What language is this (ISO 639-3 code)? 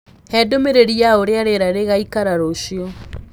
kik